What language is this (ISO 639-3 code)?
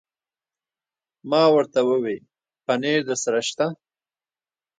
pus